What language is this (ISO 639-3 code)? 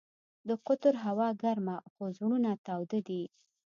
pus